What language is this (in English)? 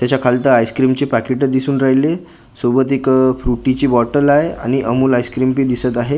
Marathi